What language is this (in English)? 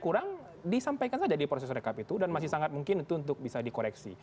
Indonesian